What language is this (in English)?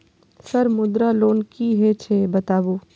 Maithili